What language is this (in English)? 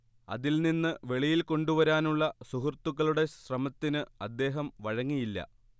Malayalam